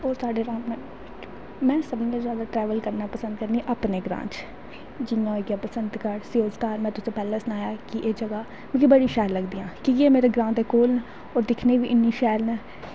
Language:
Dogri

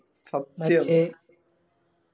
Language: Malayalam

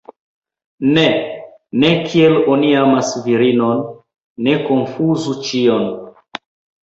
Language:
Esperanto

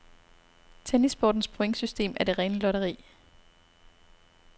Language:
Danish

